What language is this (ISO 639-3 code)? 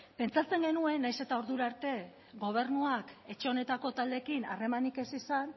eus